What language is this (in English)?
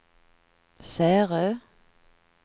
Swedish